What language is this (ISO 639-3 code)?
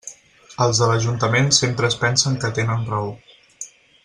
cat